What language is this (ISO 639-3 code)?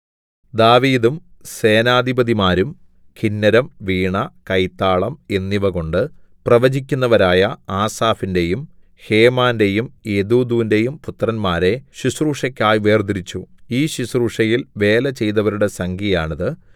mal